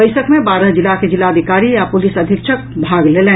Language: Maithili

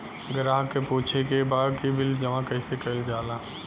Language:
Bhojpuri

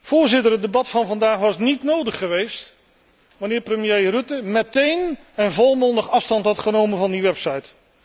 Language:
Dutch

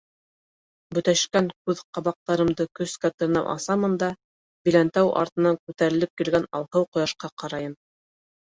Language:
Bashkir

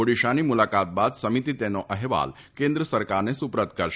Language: Gujarati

